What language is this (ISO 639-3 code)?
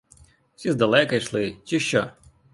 ukr